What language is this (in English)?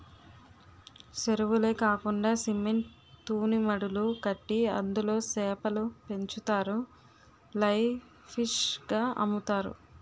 Telugu